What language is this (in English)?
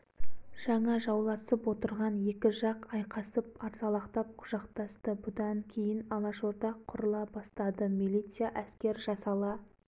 Kazakh